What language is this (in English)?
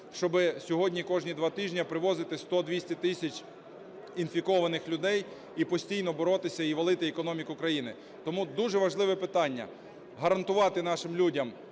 Ukrainian